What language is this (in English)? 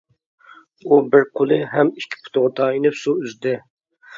Uyghur